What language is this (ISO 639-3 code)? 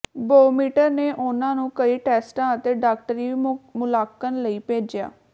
pan